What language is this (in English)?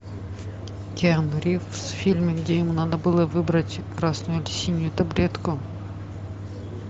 Russian